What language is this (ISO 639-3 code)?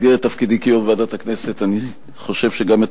heb